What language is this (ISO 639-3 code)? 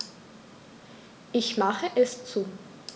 deu